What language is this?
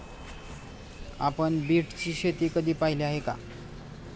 Marathi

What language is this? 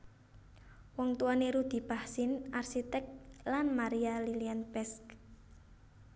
Javanese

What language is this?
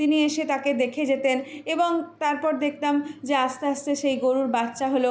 Bangla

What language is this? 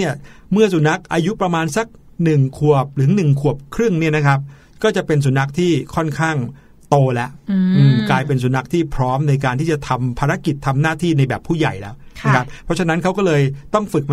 Thai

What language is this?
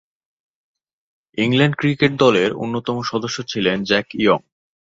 Bangla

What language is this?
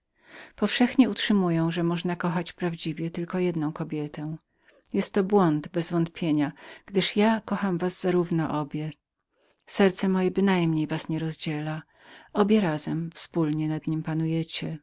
Polish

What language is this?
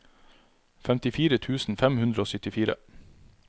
Norwegian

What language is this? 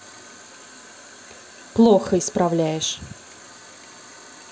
Russian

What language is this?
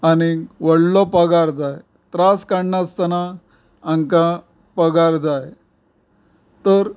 Konkani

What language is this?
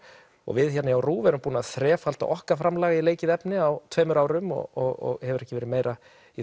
Icelandic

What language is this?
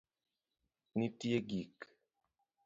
Luo (Kenya and Tanzania)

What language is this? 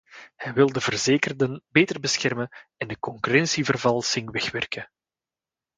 Dutch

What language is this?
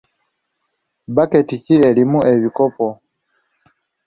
Ganda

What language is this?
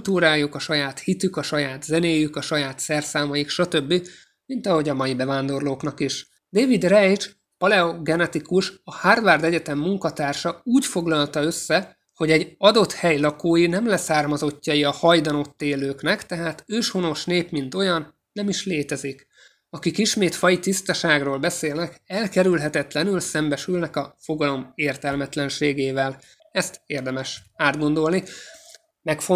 Hungarian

